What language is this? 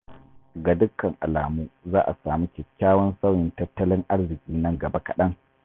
Hausa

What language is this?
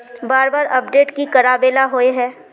Magahi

